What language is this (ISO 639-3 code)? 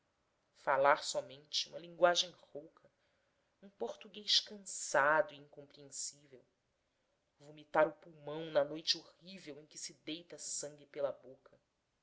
por